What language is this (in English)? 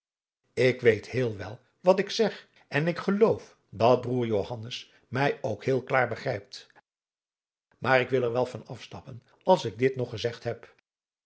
Dutch